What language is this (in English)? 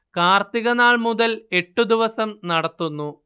Malayalam